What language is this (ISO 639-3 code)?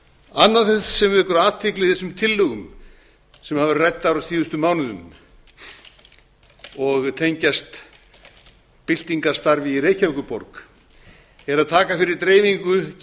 isl